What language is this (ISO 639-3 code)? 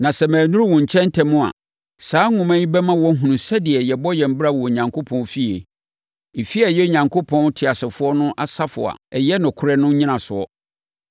aka